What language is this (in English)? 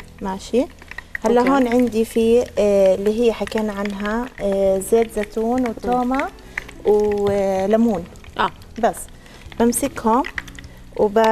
Arabic